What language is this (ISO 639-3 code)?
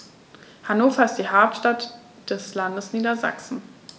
deu